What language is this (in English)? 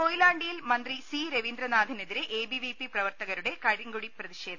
Malayalam